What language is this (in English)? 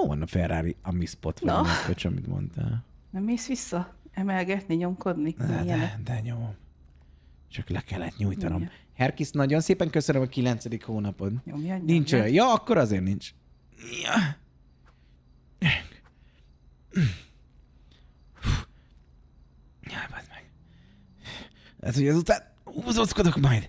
Hungarian